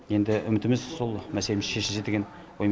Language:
Kazakh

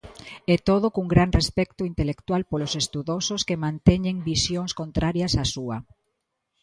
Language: Galician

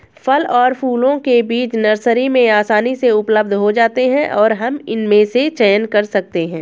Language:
Hindi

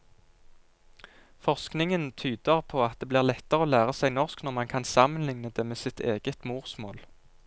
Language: Norwegian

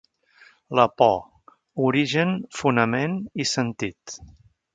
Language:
Catalan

